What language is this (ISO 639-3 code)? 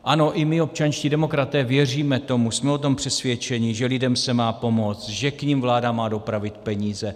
ces